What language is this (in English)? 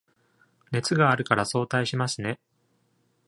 Japanese